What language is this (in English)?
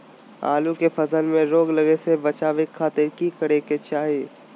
Magahi